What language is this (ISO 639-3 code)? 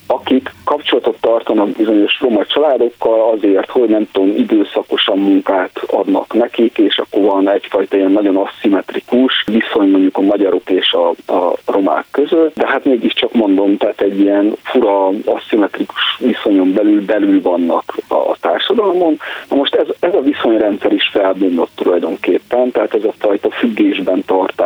hun